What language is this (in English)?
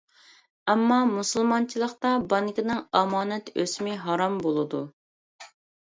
Uyghur